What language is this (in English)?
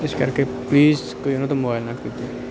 Punjabi